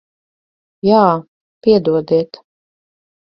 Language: Latvian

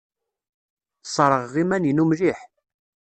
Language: Kabyle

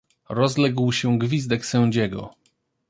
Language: Polish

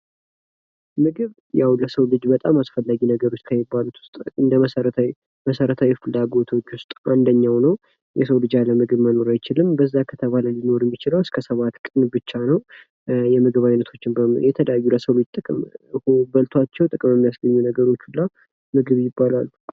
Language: Amharic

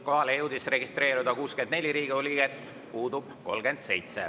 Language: Estonian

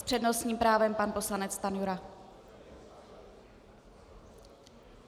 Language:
Czech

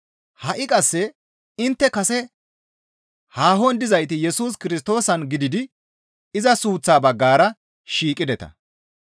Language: Gamo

